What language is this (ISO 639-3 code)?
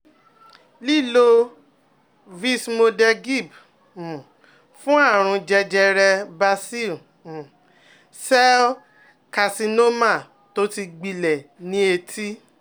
yor